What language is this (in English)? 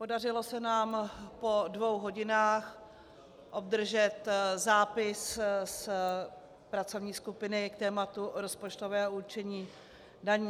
Czech